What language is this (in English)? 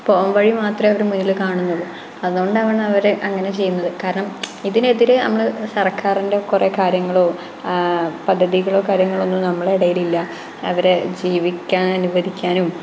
Malayalam